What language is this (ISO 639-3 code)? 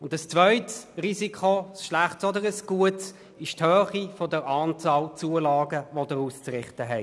gsw